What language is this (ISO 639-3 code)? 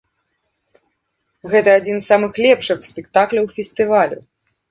bel